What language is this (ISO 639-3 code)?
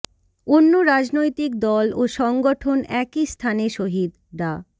ben